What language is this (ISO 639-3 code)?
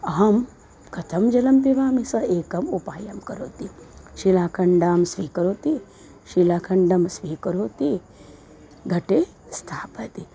san